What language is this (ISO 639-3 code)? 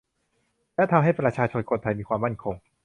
tha